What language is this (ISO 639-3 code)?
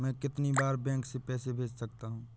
hin